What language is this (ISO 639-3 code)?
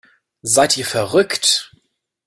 deu